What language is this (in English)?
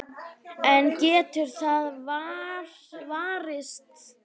Icelandic